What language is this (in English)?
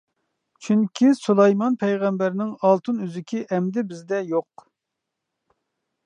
Uyghur